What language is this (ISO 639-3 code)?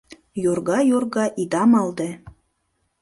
chm